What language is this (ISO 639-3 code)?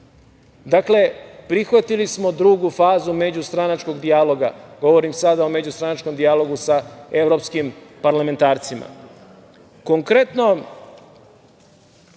srp